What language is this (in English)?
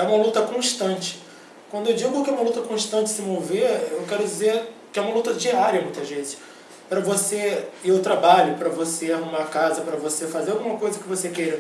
Portuguese